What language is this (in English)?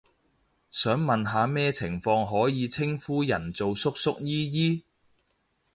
Cantonese